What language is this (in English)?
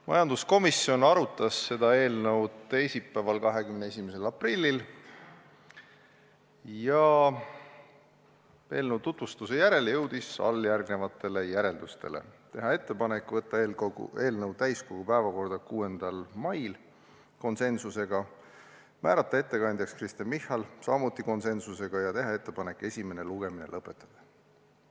Estonian